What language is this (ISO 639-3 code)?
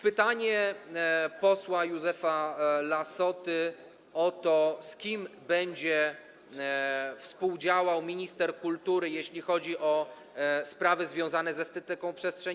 pol